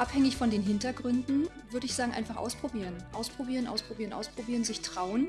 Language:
German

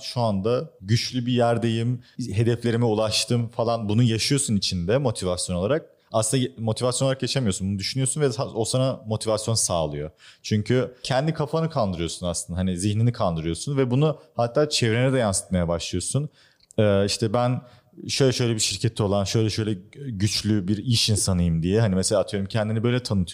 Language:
Turkish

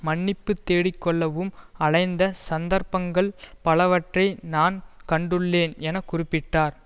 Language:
Tamil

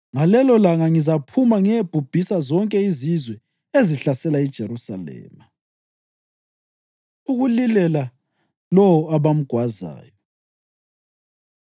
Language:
North Ndebele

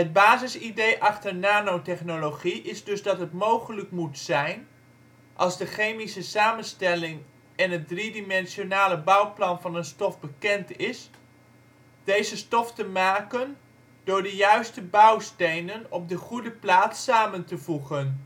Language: Dutch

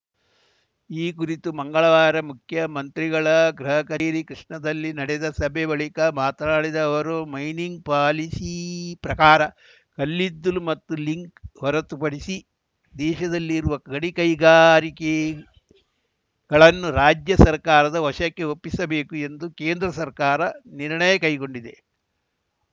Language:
Kannada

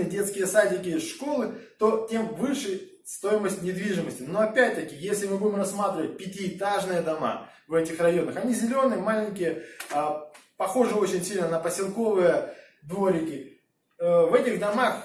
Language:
Russian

